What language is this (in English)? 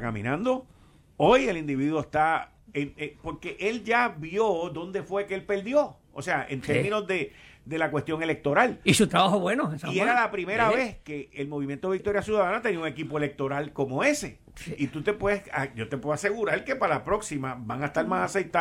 Spanish